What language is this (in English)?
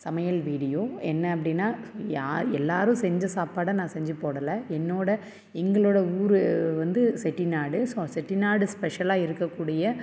Tamil